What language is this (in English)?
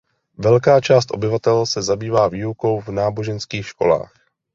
Czech